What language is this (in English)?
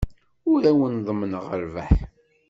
Kabyle